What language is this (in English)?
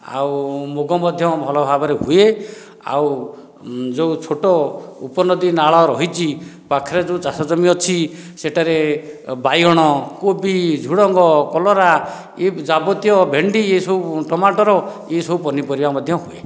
Odia